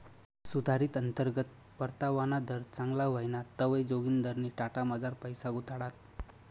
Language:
Marathi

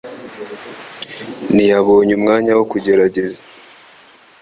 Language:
Kinyarwanda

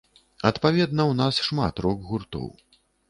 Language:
Belarusian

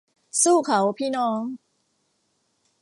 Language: Thai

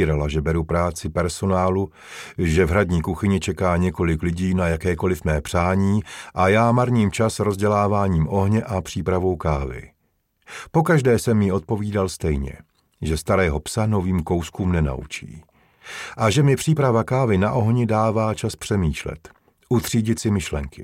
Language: Czech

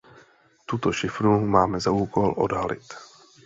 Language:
Czech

